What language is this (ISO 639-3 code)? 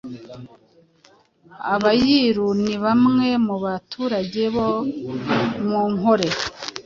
kin